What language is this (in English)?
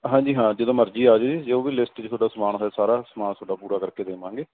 Punjabi